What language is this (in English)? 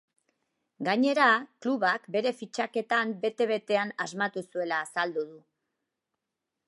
Basque